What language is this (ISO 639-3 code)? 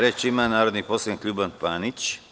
srp